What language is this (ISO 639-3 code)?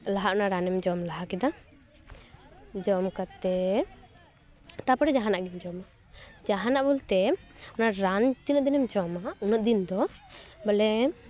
sat